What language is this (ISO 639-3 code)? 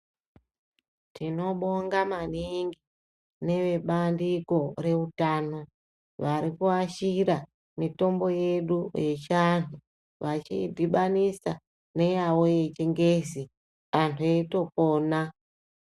ndc